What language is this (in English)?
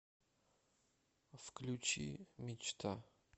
Russian